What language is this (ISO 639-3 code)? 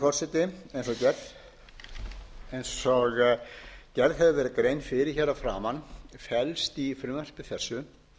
isl